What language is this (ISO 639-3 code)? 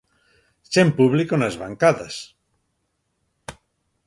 glg